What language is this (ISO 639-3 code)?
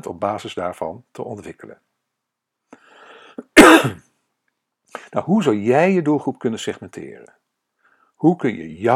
nld